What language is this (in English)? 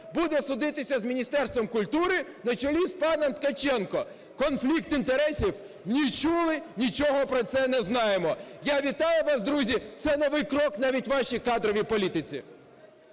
Ukrainian